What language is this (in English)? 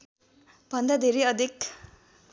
Nepali